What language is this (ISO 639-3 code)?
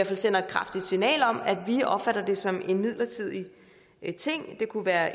dan